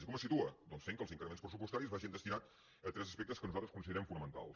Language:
Catalan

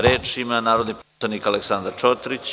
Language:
Serbian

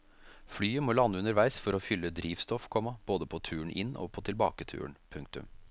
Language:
Norwegian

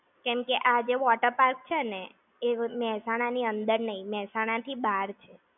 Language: Gujarati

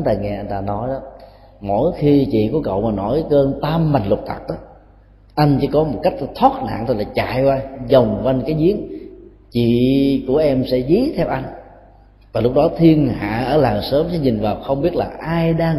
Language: Vietnamese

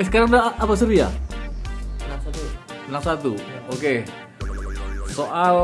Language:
Indonesian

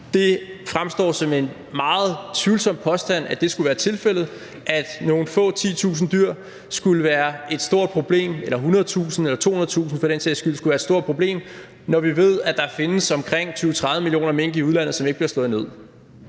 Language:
Danish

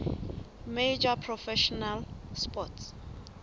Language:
Southern Sotho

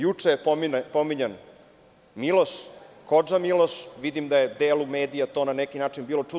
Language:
Serbian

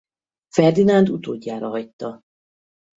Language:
Hungarian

